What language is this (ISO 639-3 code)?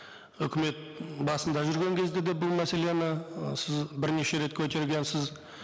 kaz